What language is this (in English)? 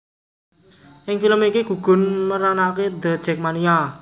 Javanese